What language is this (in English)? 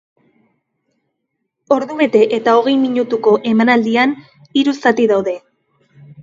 Basque